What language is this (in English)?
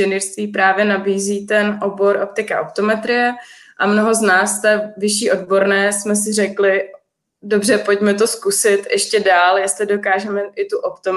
Czech